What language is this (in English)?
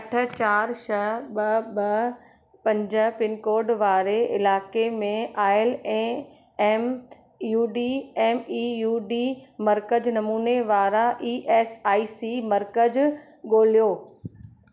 Sindhi